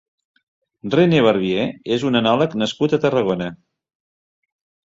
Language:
Catalan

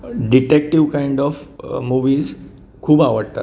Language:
Konkani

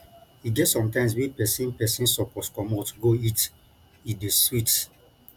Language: Nigerian Pidgin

